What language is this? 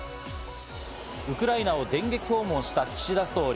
Japanese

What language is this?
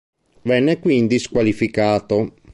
Italian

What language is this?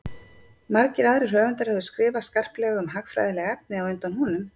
Icelandic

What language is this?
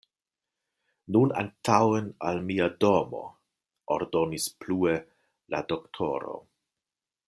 Esperanto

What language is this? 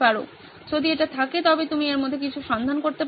Bangla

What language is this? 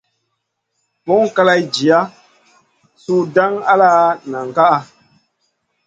Masana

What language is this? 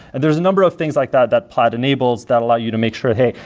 English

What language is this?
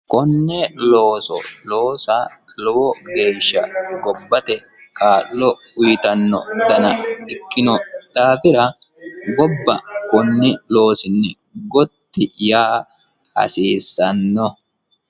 Sidamo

